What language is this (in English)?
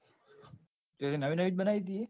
Gujarati